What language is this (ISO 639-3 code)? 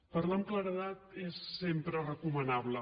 cat